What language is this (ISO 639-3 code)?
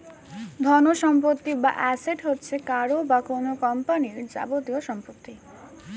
ben